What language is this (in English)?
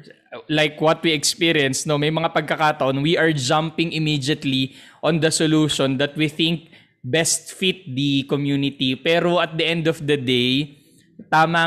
Filipino